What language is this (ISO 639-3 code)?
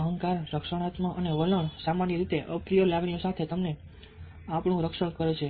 guj